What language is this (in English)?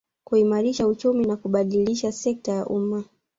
Swahili